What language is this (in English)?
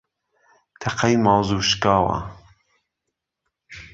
Central Kurdish